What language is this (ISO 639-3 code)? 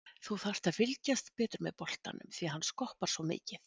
isl